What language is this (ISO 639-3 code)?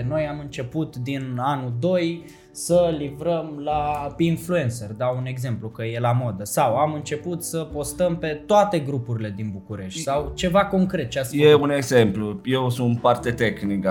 ron